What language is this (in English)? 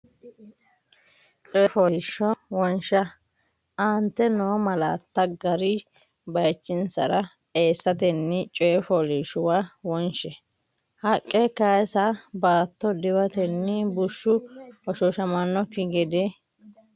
Sidamo